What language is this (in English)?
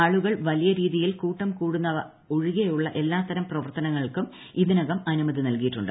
Malayalam